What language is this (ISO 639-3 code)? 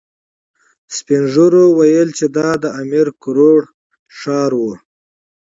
pus